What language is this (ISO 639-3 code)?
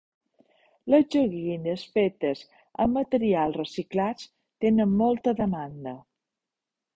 cat